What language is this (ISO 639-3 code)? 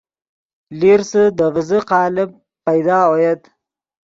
ydg